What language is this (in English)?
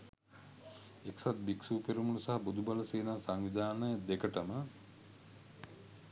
Sinhala